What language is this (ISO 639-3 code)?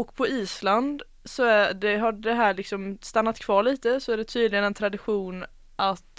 swe